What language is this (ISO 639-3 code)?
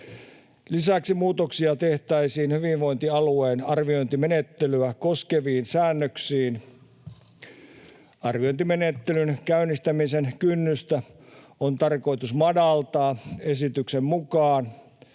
fin